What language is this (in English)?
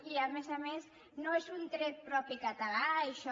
Catalan